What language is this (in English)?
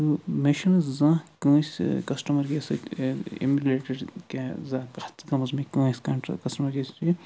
Kashmiri